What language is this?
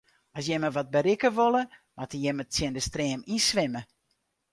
Western Frisian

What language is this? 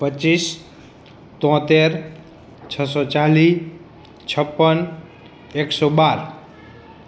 Gujarati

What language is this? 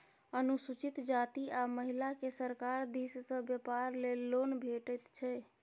Maithili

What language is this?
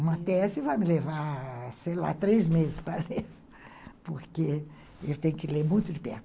Portuguese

